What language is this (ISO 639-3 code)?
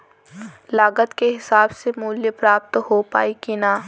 bho